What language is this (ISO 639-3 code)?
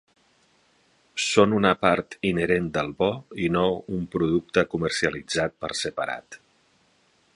cat